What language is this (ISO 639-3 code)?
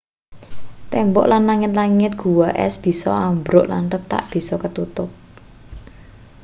jav